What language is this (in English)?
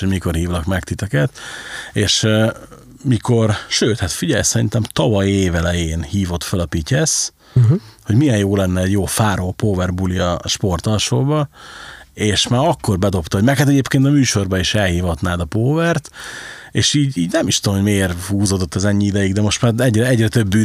Hungarian